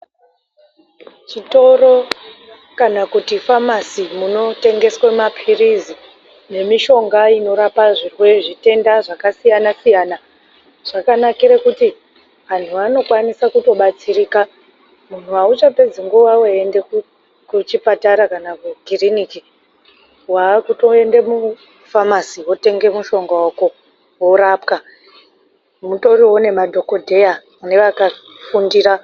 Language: Ndau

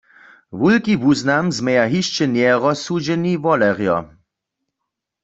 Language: Upper Sorbian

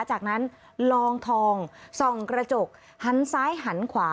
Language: Thai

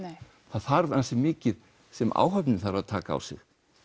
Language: Icelandic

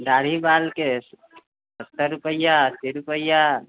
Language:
Maithili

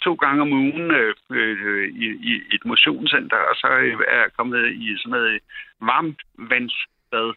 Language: Danish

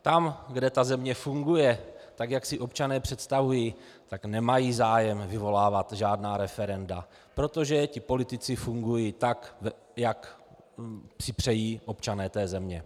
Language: Czech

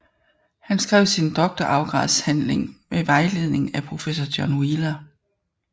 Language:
Danish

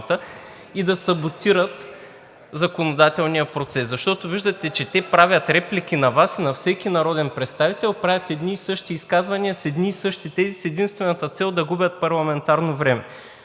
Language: Bulgarian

